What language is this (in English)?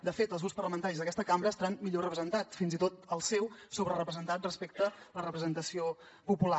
Catalan